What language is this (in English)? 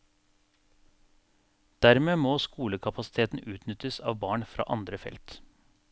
Norwegian